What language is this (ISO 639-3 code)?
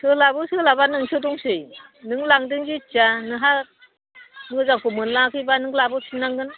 brx